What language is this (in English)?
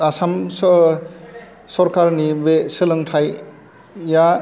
Bodo